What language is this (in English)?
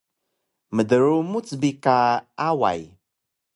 Taroko